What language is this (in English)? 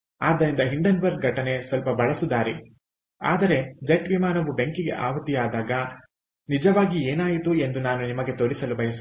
Kannada